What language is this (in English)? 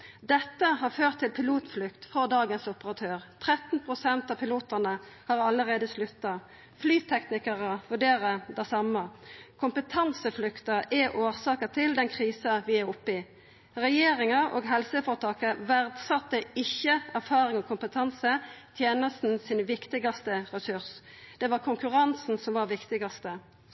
Norwegian Nynorsk